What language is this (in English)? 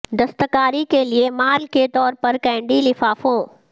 Urdu